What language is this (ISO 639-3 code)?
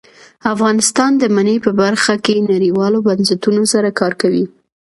pus